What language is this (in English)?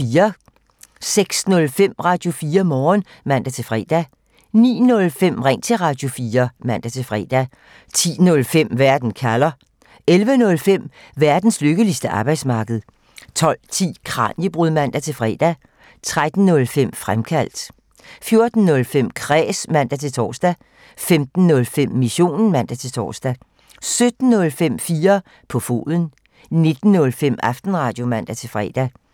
Danish